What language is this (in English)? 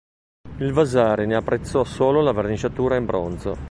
Italian